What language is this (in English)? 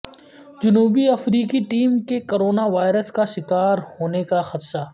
Urdu